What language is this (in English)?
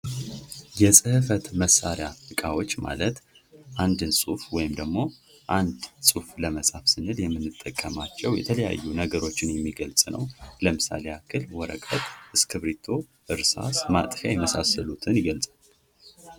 Amharic